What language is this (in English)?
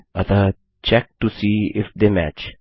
Hindi